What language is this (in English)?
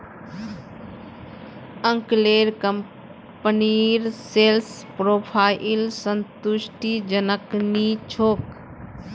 Magahi